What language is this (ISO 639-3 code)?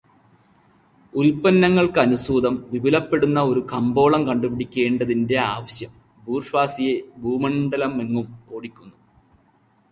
mal